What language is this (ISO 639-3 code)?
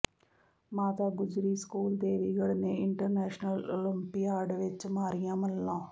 pan